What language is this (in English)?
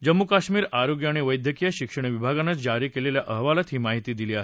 Marathi